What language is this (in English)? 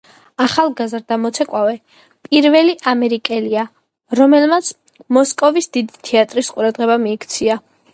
Georgian